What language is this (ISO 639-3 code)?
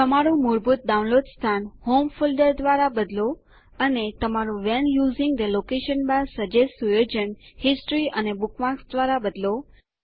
guj